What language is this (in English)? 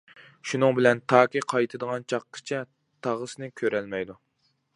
Uyghur